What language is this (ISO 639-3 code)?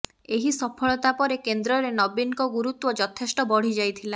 ori